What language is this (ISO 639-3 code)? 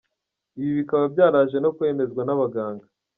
kin